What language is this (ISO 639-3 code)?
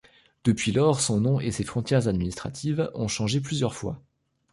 fra